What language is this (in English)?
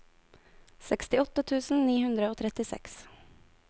Norwegian